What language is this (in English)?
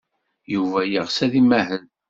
Kabyle